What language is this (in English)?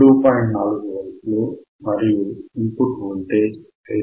Telugu